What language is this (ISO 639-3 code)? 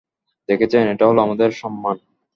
ben